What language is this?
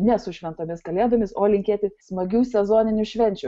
Lithuanian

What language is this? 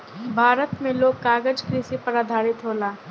Bhojpuri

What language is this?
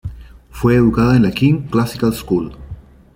Spanish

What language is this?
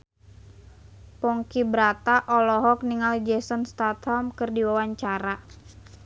Sundanese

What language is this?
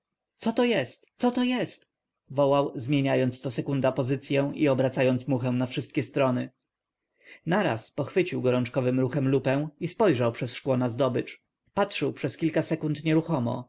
Polish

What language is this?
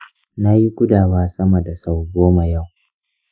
Hausa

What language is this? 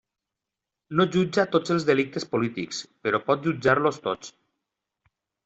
Catalan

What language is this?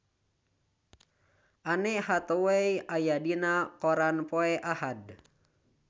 Sundanese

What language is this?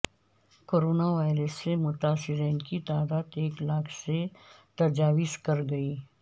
Urdu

